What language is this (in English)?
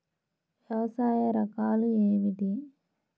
Telugu